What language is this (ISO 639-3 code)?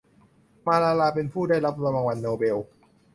tha